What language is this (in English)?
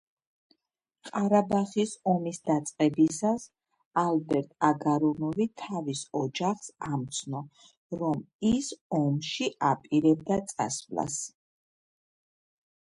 Georgian